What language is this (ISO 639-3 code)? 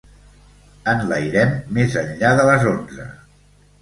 cat